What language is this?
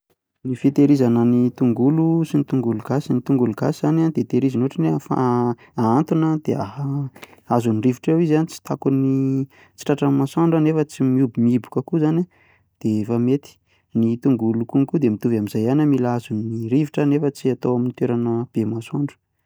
Malagasy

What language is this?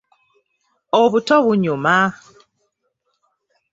Ganda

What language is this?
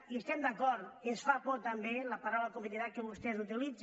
Catalan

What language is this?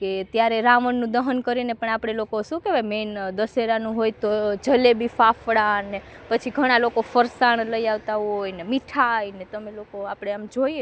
Gujarati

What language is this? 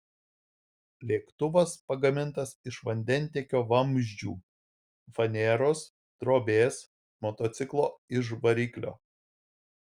Lithuanian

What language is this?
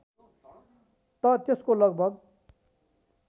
Nepali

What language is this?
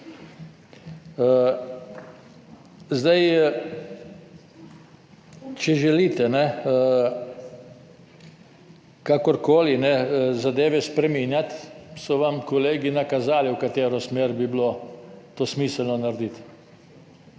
Slovenian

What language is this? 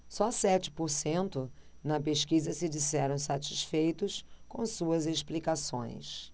Portuguese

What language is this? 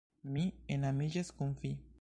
Esperanto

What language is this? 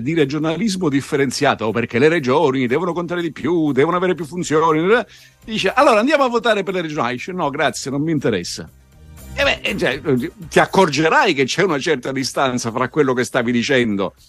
Italian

